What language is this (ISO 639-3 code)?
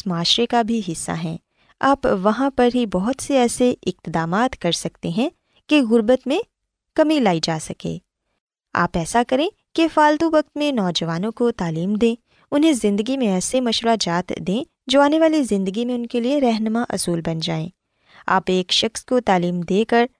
urd